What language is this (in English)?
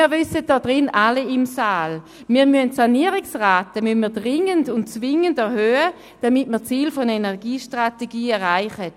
Swiss German